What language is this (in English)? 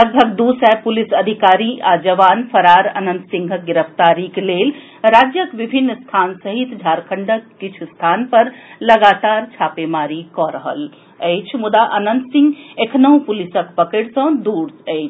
Maithili